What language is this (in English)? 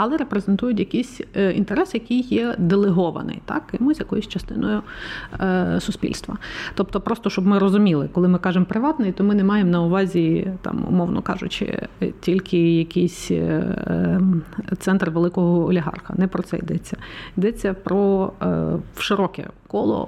Ukrainian